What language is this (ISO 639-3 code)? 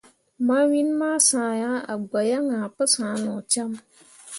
mua